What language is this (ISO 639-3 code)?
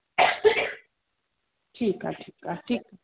snd